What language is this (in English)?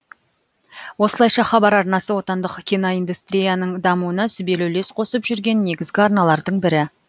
Kazakh